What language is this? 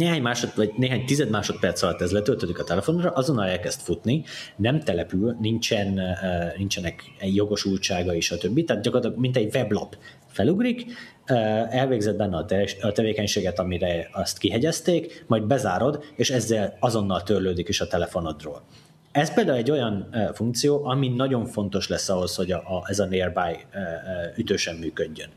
Hungarian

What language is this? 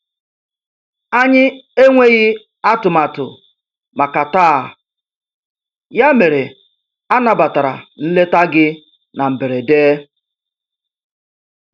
Igbo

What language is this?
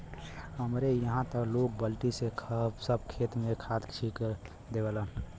Bhojpuri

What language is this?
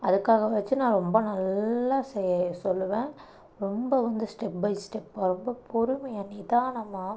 Tamil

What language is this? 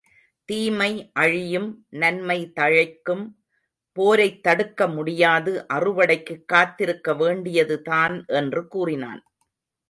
Tamil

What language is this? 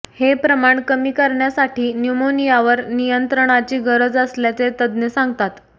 Marathi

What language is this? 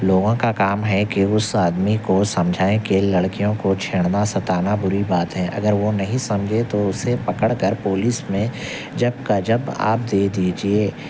Urdu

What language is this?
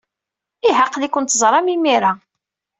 Kabyle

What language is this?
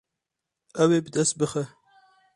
Kurdish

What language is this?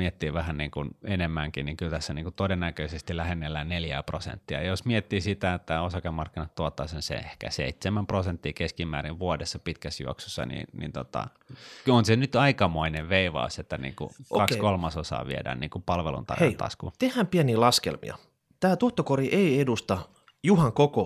Finnish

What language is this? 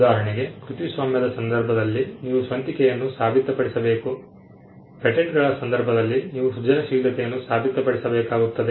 Kannada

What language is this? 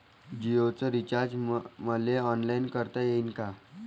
Marathi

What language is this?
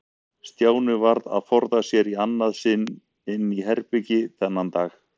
Icelandic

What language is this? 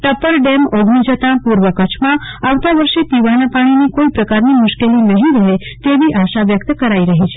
Gujarati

